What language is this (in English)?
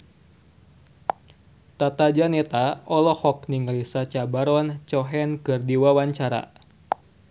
Sundanese